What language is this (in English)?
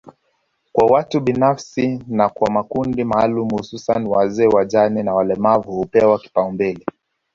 Swahili